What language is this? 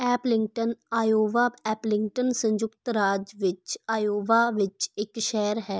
Punjabi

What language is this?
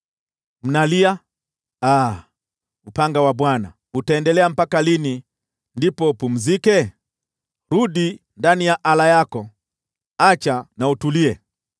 Swahili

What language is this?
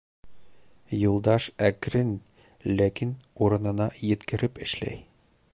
Bashkir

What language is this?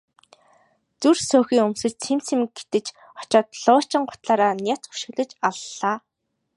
Mongolian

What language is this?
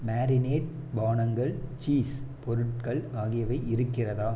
Tamil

